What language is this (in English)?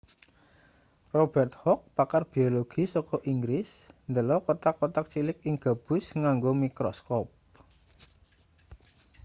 Javanese